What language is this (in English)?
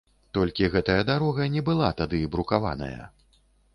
Belarusian